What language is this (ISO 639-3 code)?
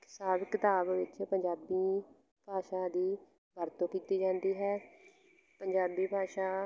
pan